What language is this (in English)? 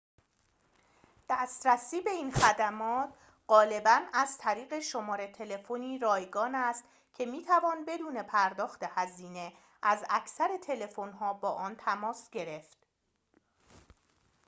Persian